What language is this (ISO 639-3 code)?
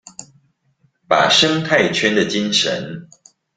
zho